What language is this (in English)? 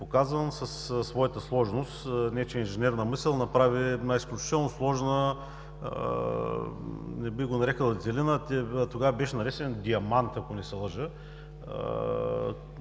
Bulgarian